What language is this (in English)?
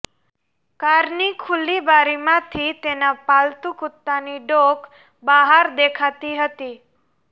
Gujarati